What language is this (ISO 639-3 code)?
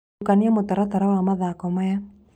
kik